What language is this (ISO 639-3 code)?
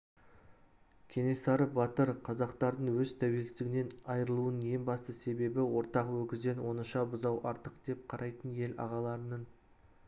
kaz